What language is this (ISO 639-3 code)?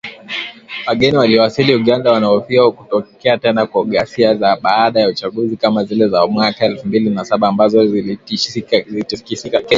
swa